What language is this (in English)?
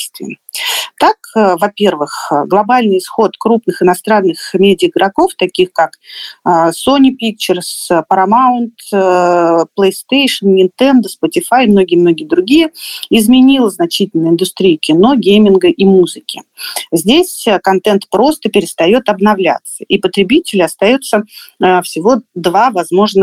Russian